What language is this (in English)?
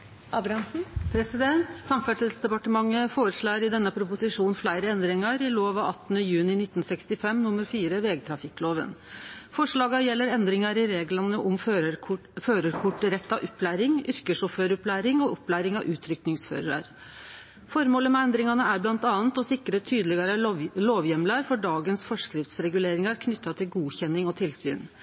Norwegian Nynorsk